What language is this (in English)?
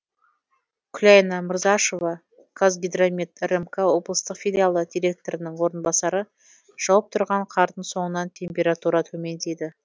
Kazakh